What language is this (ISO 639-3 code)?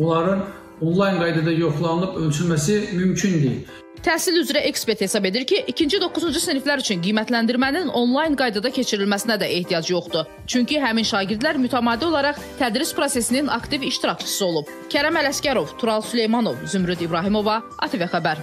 tur